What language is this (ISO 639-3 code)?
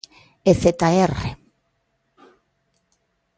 glg